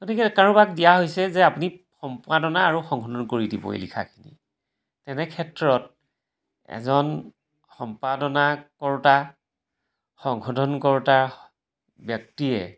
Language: Assamese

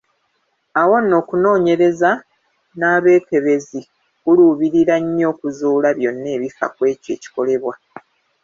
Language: Ganda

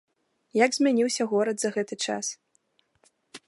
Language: Belarusian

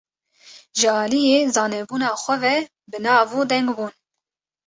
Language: Kurdish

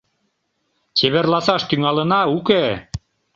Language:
Mari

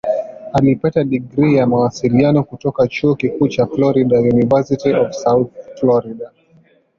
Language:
Swahili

